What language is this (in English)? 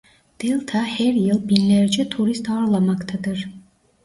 Turkish